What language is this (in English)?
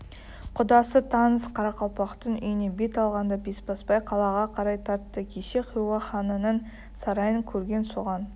Kazakh